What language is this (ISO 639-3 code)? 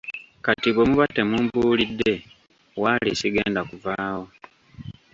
lug